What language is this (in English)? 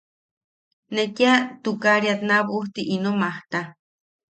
Yaqui